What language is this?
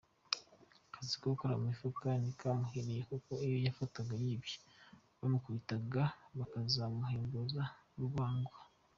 Kinyarwanda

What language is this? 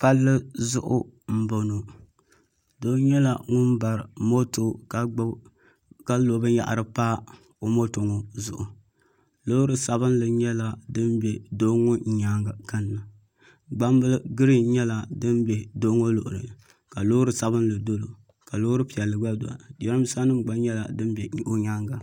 Dagbani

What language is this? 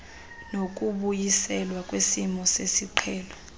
Xhosa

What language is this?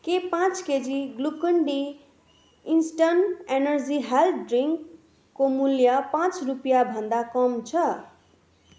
Nepali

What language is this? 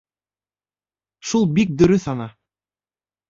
Bashkir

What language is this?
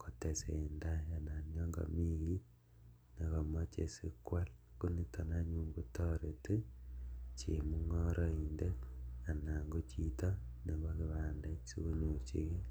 Kalenjin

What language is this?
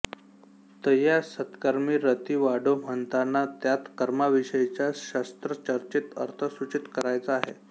Marathi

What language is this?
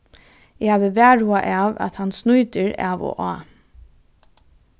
Faroese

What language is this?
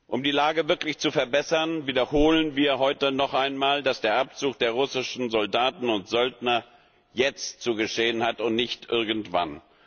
German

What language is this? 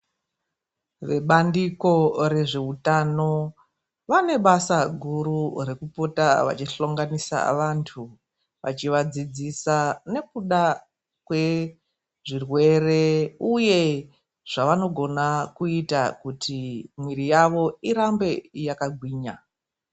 Ndau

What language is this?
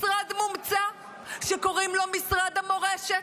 Hebrew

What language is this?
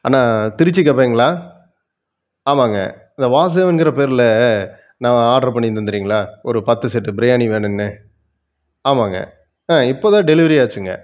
Tamil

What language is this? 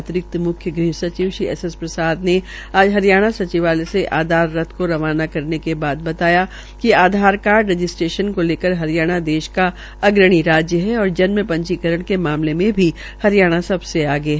Hindi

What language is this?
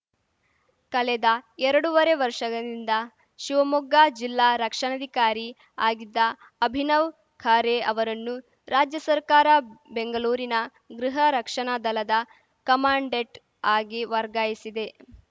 Kannada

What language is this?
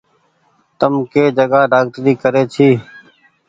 Goaria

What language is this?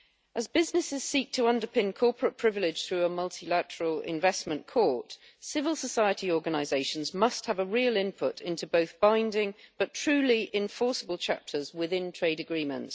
English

